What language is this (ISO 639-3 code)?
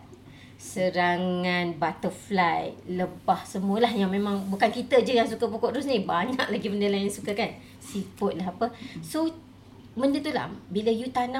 msa